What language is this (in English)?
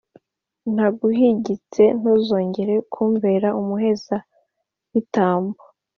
Kinyarwanda